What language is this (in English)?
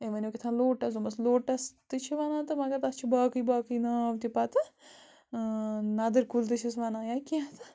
Kashmiri